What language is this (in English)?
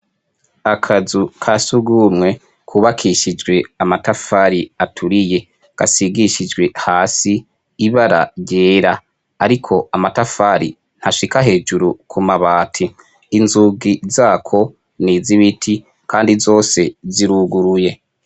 Rundi